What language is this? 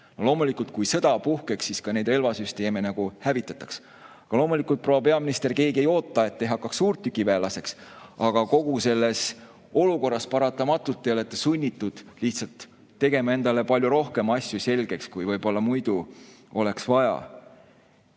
Estonian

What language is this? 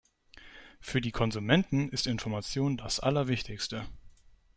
German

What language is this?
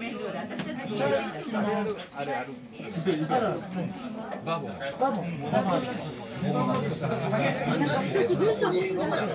Japanese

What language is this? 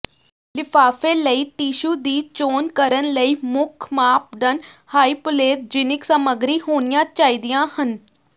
Punjabi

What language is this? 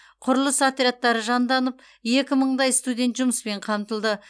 Kazakh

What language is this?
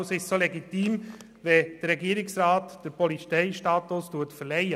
Swiss German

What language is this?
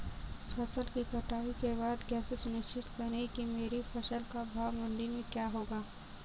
Hindi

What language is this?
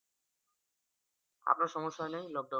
Bangla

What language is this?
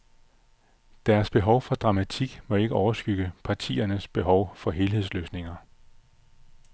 Danish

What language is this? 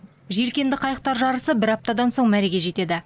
Kazakh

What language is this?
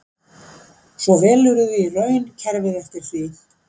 Icelandic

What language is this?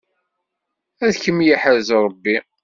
Kabyle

